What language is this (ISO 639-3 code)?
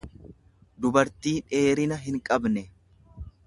orm